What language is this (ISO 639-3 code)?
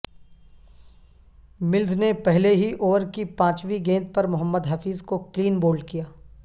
urd